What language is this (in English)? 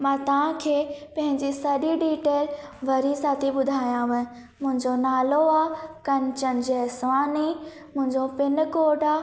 Sindhi